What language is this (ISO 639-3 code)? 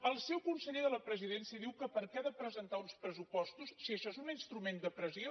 cat